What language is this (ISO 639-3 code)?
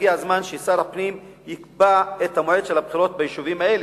heb